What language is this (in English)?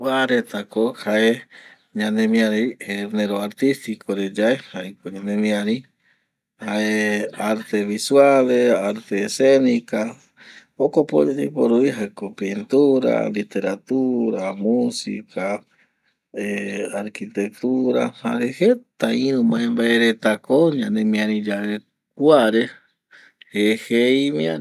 Eastern Bolivian Guaraní